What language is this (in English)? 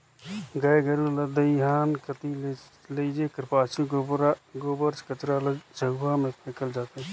Chhattisgarhi